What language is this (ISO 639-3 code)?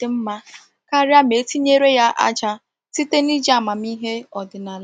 ibo